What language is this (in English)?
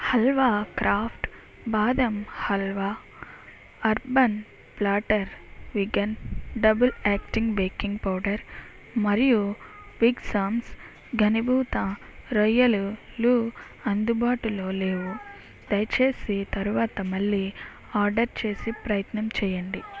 Telugu